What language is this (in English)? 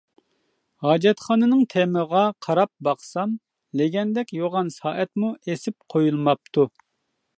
Uyghur